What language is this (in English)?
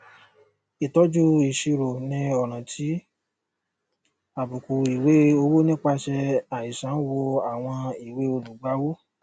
Yoruba